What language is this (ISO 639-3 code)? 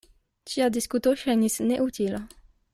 epo